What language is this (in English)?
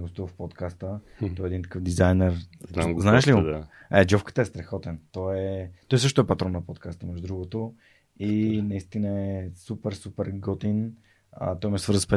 Bulgarian